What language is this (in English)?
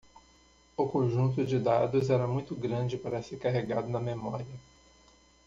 Portuguese